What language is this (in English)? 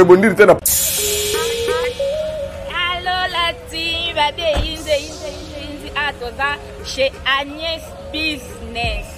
French